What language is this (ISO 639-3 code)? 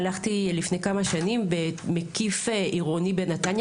heb